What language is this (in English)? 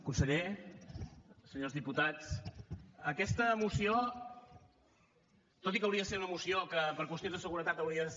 Catalan